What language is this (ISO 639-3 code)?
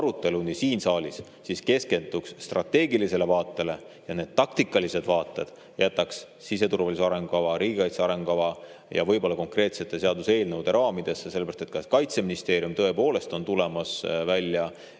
est